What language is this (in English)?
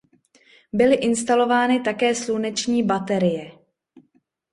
Czech